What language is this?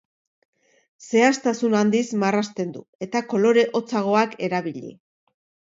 Basque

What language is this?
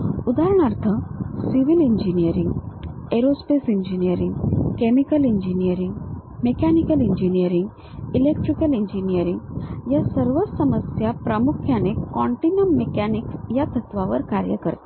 Marathi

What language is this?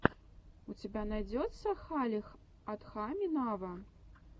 Russian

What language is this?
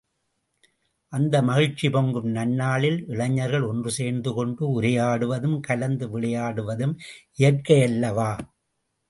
Tamil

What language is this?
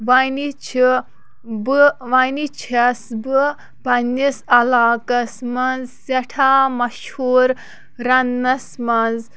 Kashmiri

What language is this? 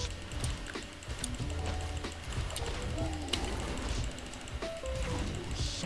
English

